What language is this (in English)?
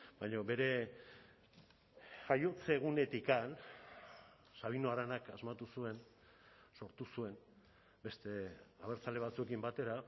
Basque